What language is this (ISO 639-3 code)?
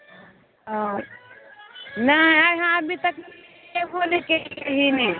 mai